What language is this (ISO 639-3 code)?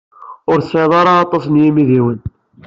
kab